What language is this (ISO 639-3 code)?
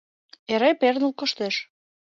chm